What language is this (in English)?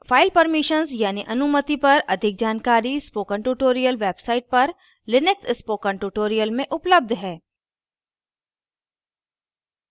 Hindi